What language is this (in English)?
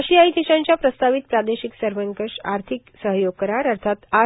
Marathi